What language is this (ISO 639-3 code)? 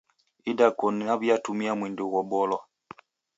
dav